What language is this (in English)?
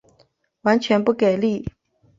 Chinese